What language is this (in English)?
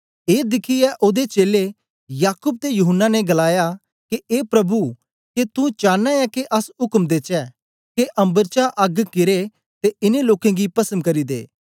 Dogri